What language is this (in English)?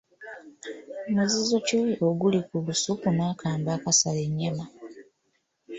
Ganda